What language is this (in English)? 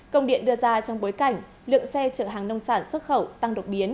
Vietnamese